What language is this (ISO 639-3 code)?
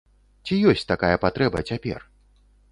bel